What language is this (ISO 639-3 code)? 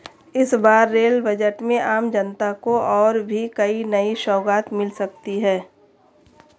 hin